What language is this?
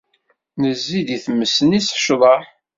Kabyle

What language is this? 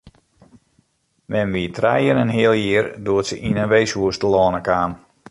Western Frisian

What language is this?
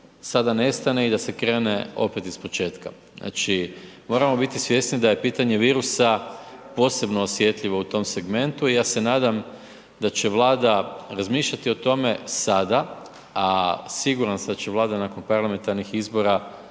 Croatian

